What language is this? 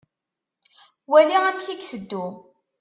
Kabyle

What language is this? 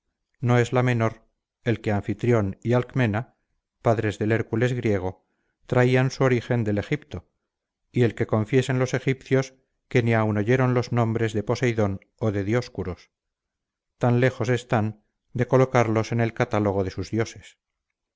Spanish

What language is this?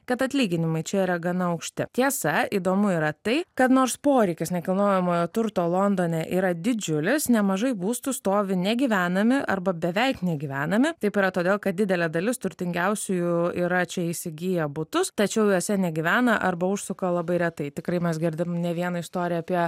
Lithuanian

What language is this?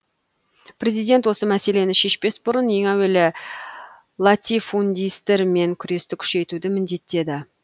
Kazakh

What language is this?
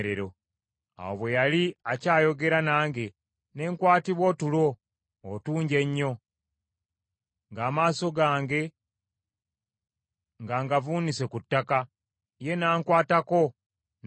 Ganda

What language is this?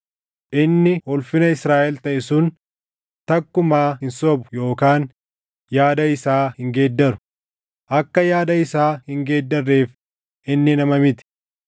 Oromo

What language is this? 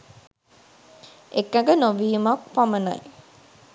Sinhala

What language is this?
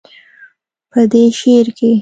Pashto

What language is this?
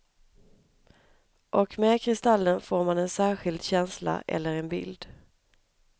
Swedish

